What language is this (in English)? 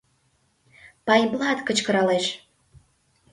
Mari